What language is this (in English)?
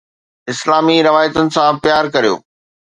Sindhi